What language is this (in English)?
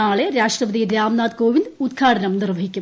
Malayalam